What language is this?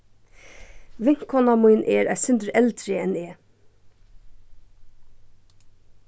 Faroese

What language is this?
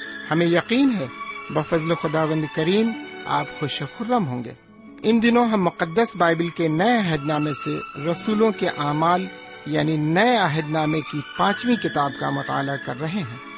Urdu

